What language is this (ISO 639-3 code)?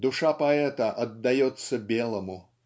rus